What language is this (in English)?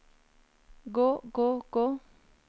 Norwegian